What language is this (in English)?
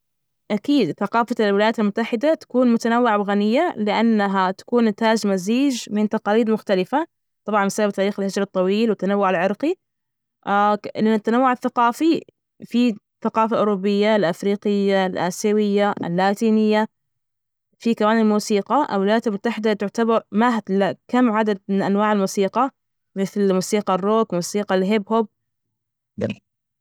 Najdi Arabic